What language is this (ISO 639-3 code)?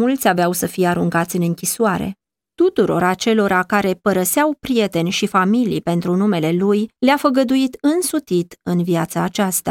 ron